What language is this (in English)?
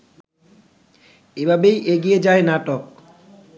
Bangla